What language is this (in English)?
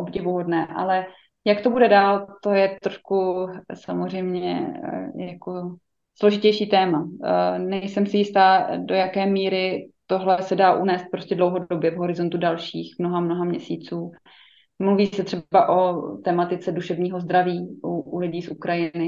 Czech